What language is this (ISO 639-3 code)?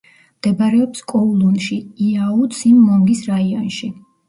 kat